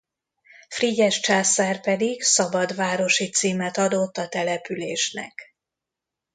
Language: Hungarian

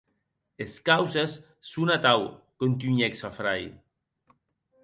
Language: Occitan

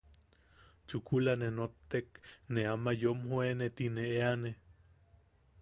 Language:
Yaqui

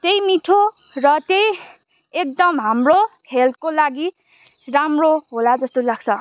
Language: Nepali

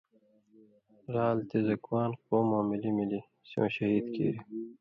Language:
Indus Kohistani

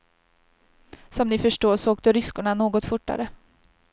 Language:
Swedish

